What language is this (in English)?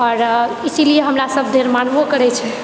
Maithili